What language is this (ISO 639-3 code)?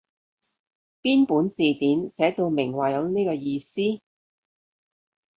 yue